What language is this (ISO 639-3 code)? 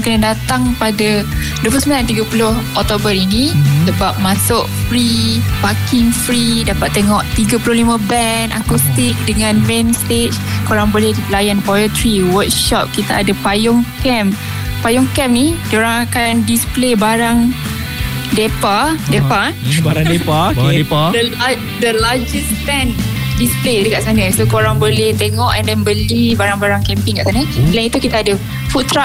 msa